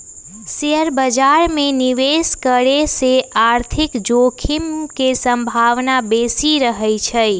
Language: Magahi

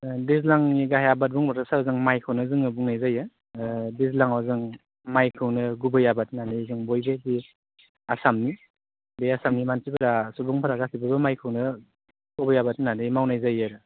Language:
Bodo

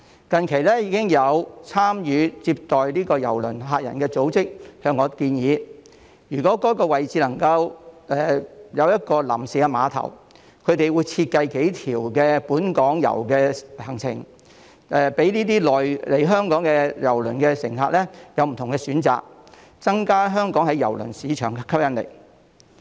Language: Cantonese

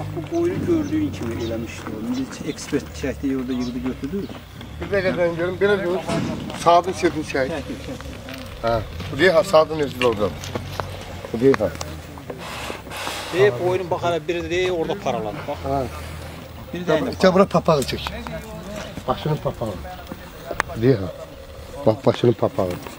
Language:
Turkish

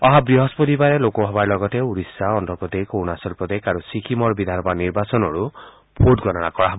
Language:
Assamese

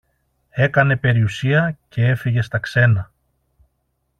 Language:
Greek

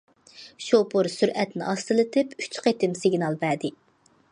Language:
Uyghur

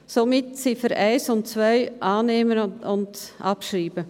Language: Swiss German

